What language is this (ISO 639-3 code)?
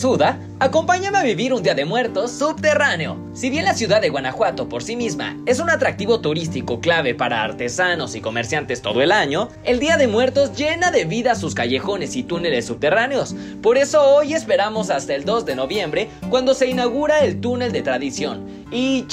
spa